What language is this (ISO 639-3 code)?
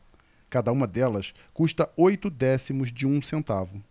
por